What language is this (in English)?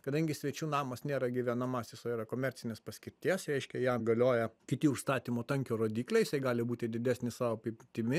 Lithuanian